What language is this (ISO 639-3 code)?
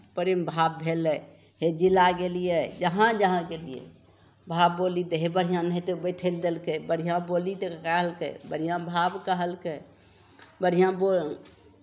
mai